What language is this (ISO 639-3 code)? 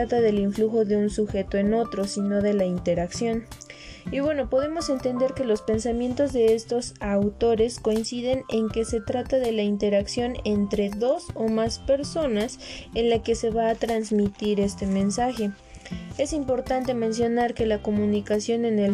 spa